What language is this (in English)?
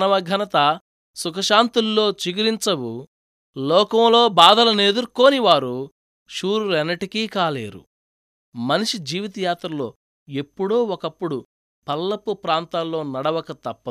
Telugu